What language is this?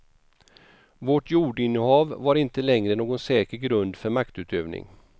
Swedish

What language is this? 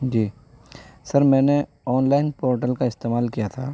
Urdu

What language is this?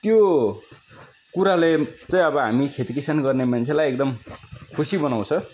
Nepali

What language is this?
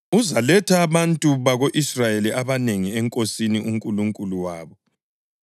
North Ndebele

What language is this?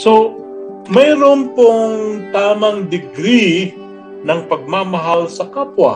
Filipino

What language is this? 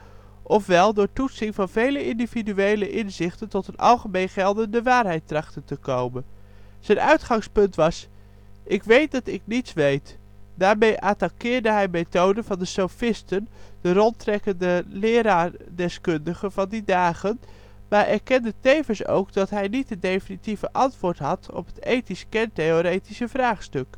Dutch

